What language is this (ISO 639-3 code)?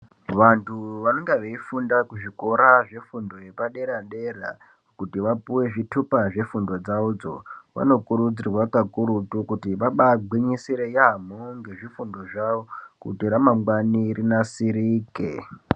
ndc